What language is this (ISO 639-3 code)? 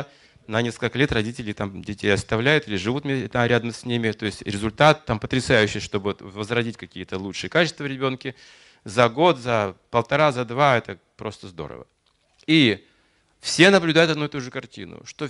rus